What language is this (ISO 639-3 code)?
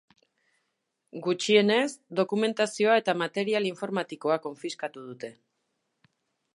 eus